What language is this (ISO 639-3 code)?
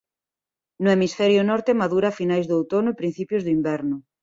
glg